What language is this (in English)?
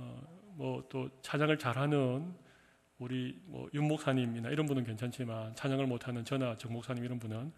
Korean